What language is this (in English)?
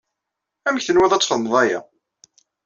Kabyle